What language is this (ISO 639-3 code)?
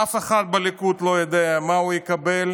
heb